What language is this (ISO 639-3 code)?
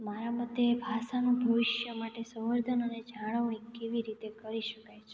guj